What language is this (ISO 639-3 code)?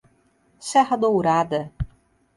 por